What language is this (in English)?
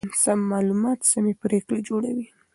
Pashto